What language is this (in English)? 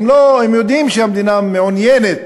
Hebrew